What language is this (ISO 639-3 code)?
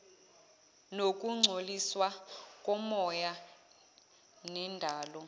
zul